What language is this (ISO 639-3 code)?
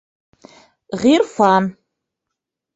bak